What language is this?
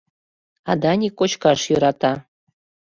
Mari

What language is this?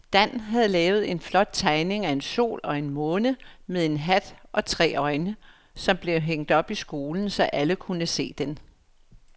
Danish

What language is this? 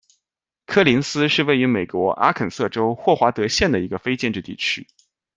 Chinese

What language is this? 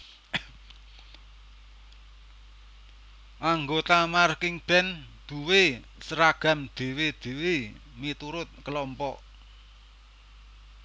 Javanese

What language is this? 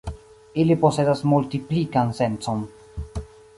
Esperanto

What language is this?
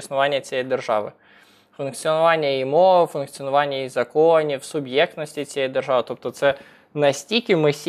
Ukrainian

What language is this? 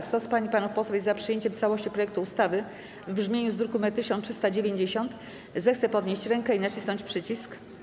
Polish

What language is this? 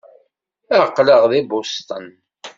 Kabyle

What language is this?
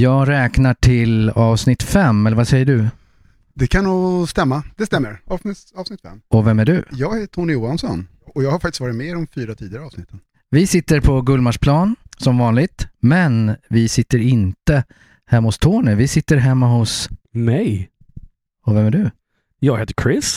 Swedish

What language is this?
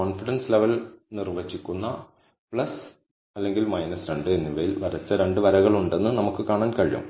Malayalam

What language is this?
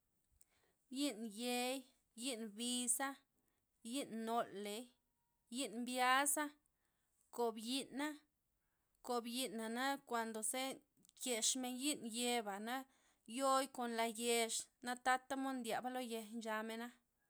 Loxicha Zapotec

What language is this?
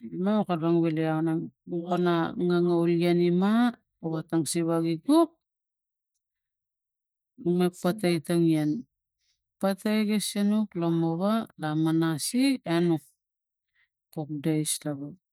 Tigak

